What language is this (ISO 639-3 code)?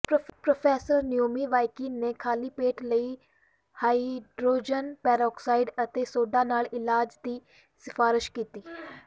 pan